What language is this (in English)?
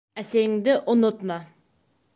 Bashkir